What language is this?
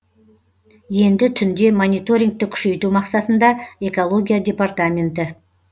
Kazakh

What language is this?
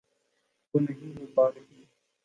Urdu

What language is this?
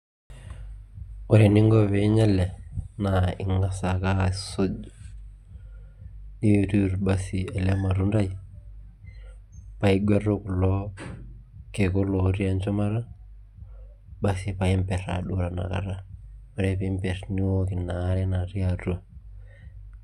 Masai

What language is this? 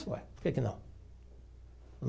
Portuguese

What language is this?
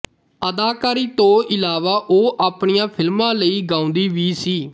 Punjabi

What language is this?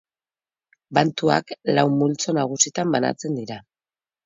Basque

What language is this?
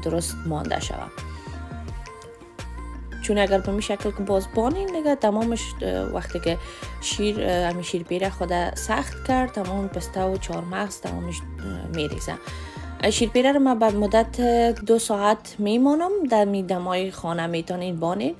Persian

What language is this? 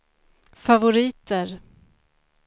Swedish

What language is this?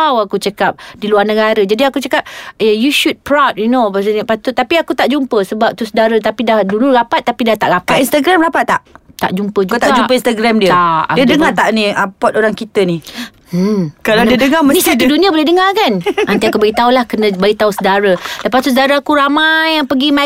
Malay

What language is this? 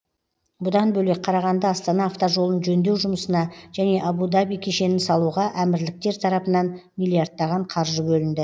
Kazakh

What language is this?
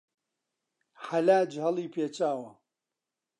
Central Kurdish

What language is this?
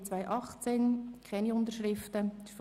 Swiss German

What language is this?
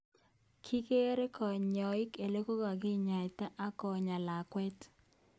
Kalenjin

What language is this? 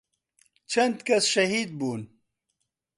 Central Kurdish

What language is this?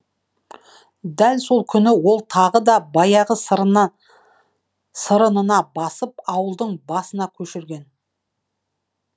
Kazakh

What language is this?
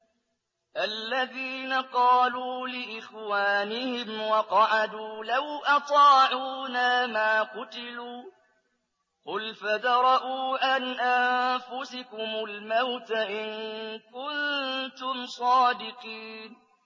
Arabic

